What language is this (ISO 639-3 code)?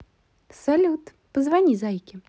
rus